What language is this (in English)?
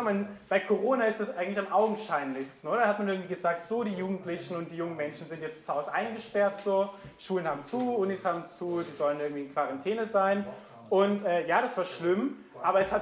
German